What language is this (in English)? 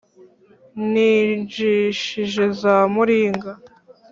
Kinyarwanda